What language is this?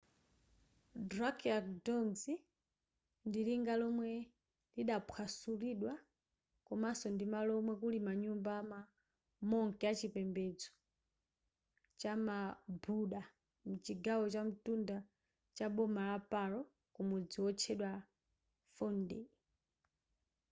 Nyanja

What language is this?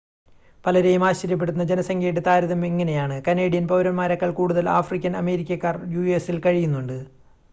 Malayalam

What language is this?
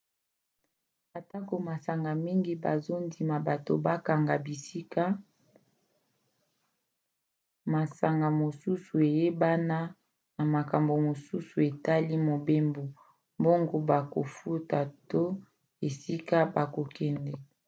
Lingala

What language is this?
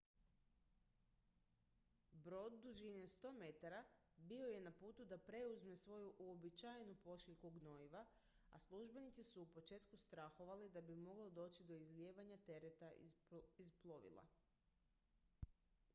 Croatian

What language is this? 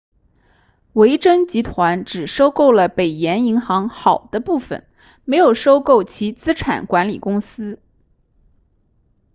Chinese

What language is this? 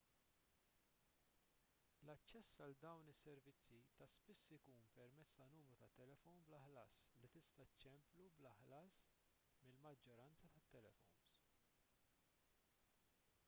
Maltese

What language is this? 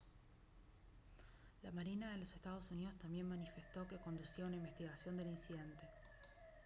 Spanish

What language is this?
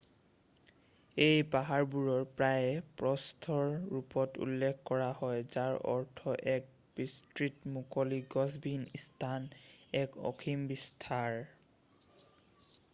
Assamese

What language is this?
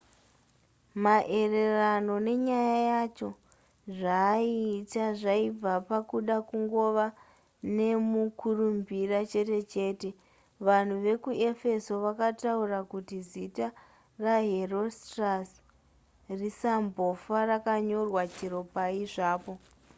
Shona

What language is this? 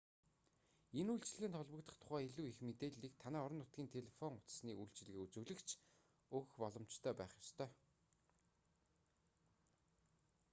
Mongolian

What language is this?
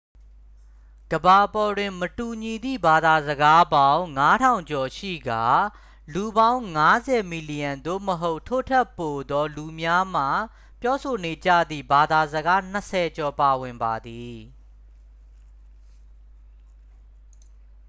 Burmese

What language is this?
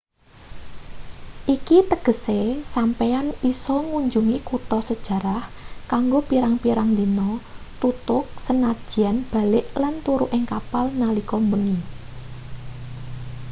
Javanese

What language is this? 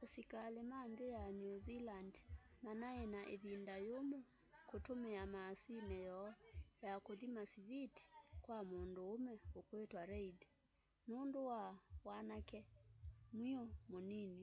Kamba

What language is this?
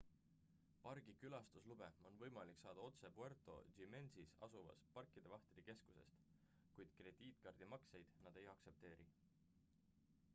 Estonian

